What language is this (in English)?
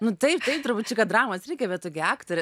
Lithuanian